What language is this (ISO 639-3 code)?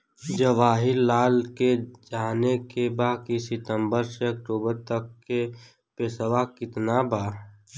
bho